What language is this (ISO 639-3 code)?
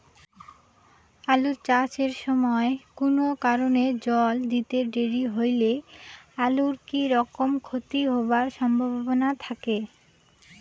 ben